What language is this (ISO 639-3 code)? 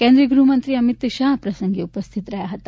guj